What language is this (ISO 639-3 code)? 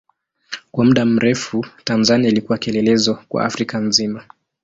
swa